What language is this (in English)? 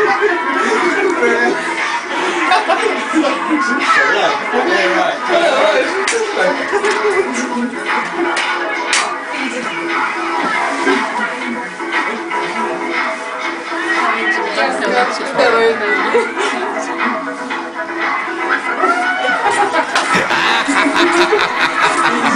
Korean